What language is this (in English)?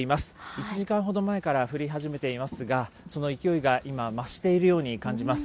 Japanese